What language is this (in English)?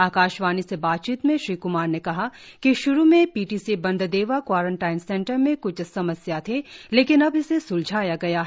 Hindi